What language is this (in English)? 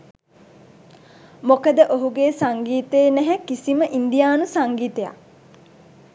Sinhala